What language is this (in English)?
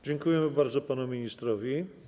Polish